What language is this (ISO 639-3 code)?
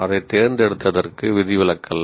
tam